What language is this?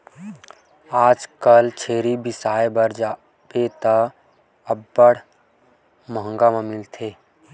Chhattisgarhi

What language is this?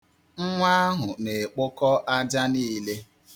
Igbo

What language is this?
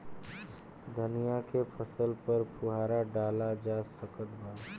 Bhojpuri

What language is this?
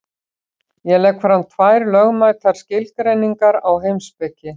Icelandic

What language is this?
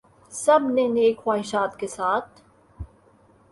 Urdu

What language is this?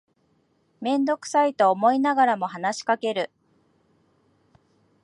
Japanese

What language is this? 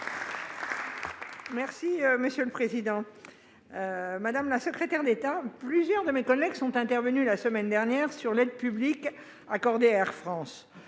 French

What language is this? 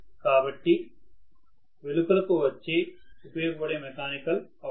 Telugu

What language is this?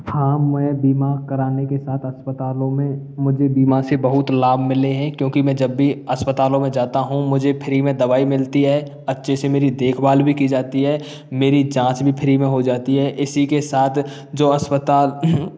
Hindi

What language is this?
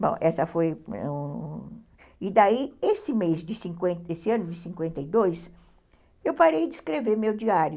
Portuguese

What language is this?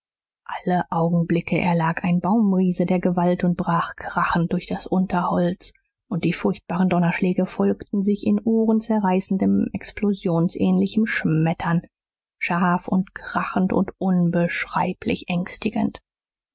German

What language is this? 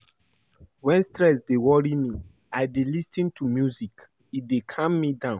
Nigerian Pidgin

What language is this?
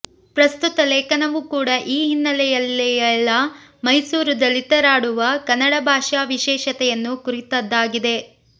Kannada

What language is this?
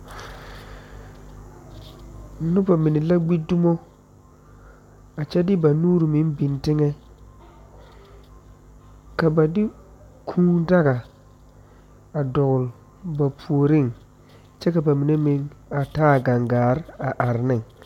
Southern Dagaare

